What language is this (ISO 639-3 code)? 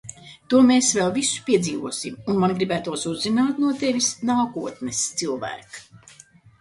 lav